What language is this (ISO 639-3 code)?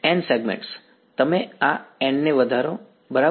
guj